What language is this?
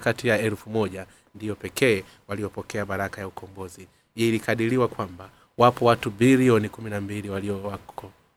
Swahili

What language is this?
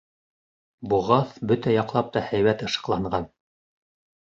Bashkir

